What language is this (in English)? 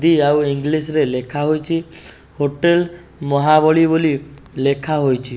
Odia